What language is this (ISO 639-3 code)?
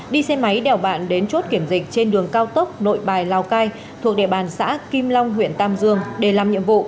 vie